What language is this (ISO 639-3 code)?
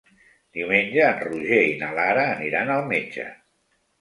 cat